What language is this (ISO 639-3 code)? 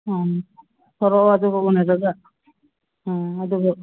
mni